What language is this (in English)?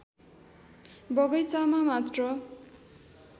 Nepali